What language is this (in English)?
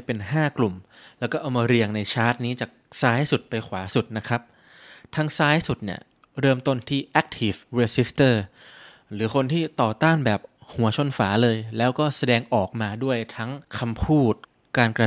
Thai